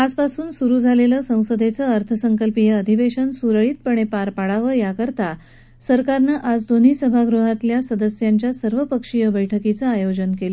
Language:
Marathi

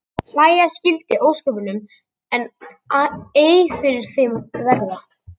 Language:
Icelandic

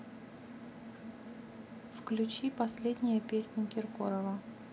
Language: Russian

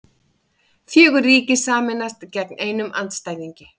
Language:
Icelandic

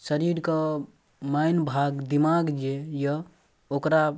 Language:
Maithili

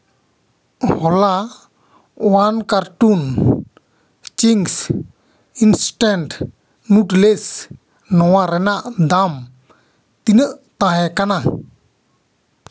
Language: Santali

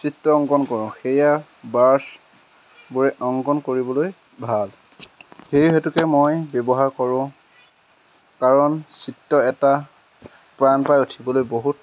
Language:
Assamese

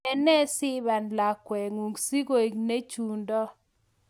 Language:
Kalenjin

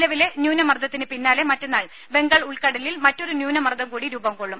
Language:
Malayalam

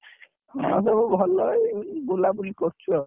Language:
Odia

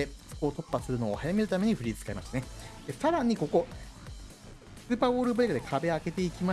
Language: Japanese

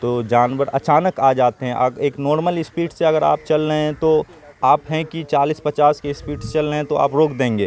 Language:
Urdu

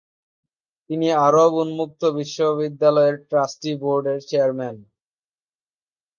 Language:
Bangla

